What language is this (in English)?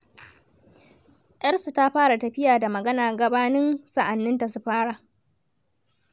Hausa